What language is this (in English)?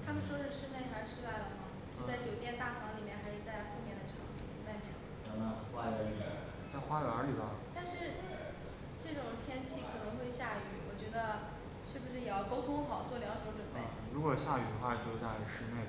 Chinese